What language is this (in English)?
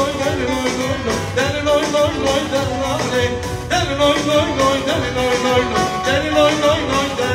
Turkish